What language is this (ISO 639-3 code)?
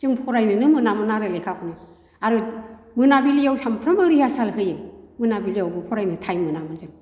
brx